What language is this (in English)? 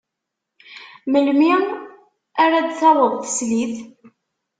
Kabyle